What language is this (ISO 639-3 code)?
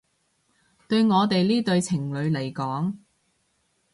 yue